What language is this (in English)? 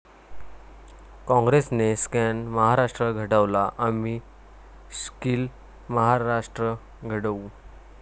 Marathi